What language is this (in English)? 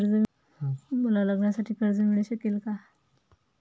Marathi